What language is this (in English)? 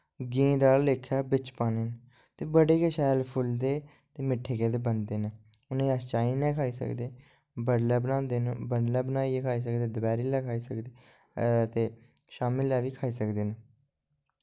Dogri